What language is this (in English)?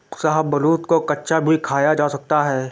Hindi